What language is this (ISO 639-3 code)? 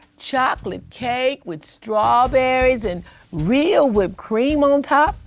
eng